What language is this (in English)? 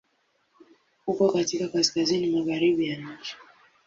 Swahili